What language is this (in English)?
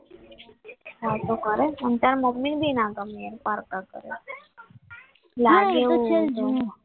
Gujarati